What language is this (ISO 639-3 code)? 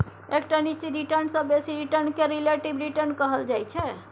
mai